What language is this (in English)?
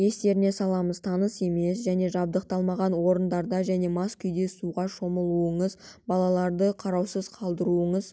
Kazakh